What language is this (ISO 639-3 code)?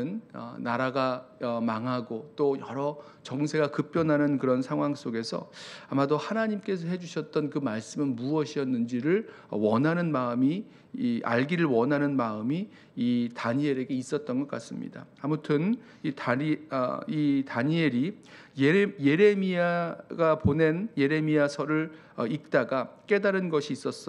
kor